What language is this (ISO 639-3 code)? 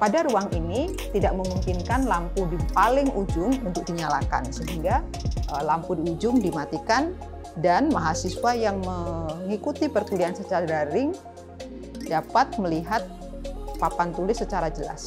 ind